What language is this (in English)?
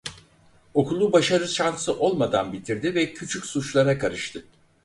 Turkish